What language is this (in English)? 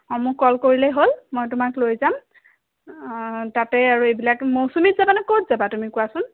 Assamese